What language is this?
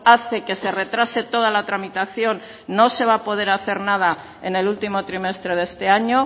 Spanish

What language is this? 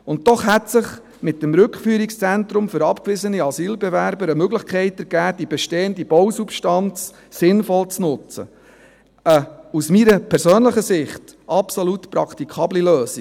Swiss German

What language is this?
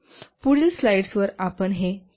Marathi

